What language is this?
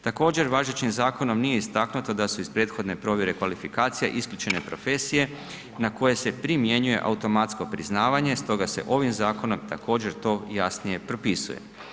Croatian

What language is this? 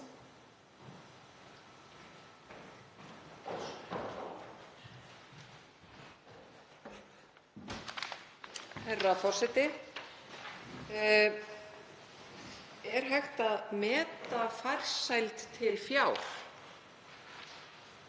Icelandic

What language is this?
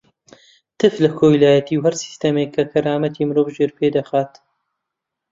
Central Kurdish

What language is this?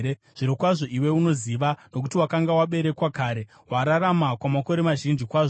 Shona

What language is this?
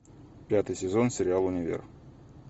Russian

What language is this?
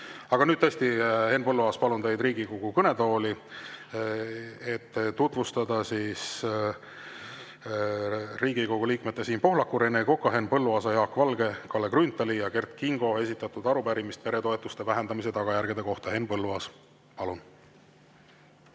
Estonian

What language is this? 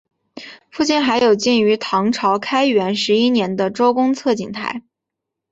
Chinese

